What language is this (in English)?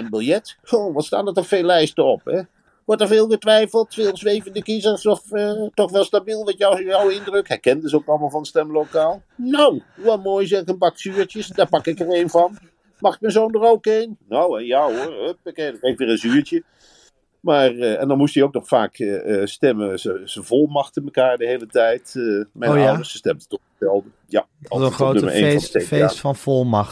Dutch